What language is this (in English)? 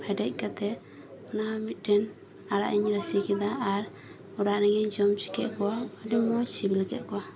Santali